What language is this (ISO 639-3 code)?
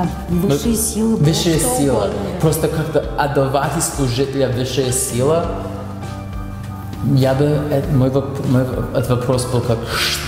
rus